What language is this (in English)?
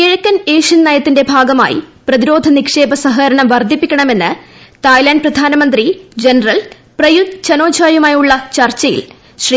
Malayalam